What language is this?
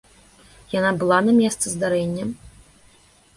Belarusian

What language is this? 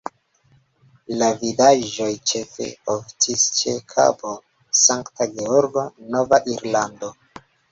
Esperanto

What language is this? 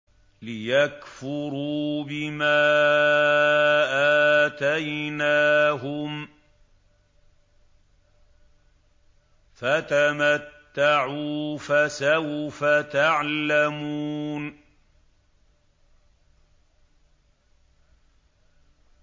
Arabic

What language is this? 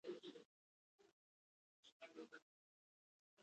Pashto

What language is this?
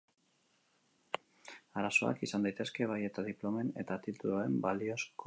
Basque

